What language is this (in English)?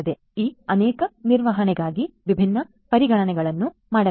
Kannada